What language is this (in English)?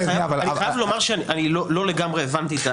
Hebrew